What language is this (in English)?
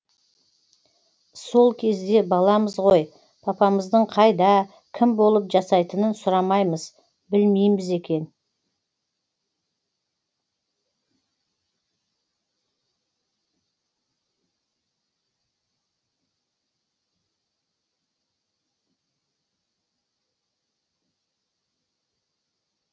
Kazakh